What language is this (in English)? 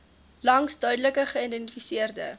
Afrikaans